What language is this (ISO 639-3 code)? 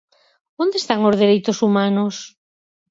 glg